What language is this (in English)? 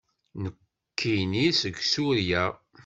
Kabyle